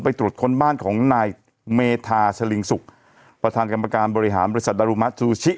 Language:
Thai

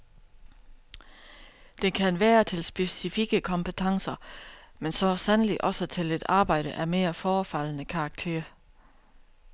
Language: Danish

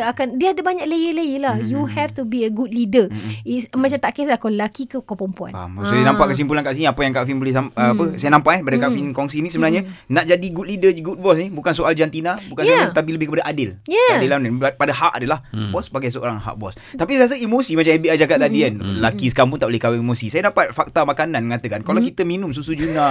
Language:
Malay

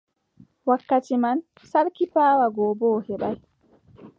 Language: Adamawa Fulfulde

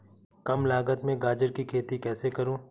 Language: Hindi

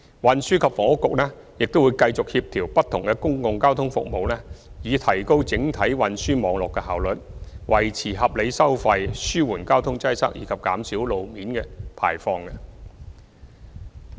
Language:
Cantonese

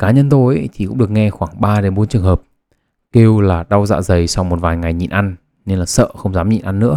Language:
Vietnamese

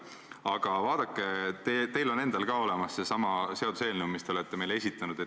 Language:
Estonian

